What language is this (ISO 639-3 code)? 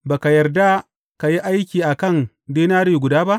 hau